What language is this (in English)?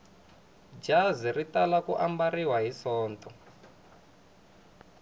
Tsonga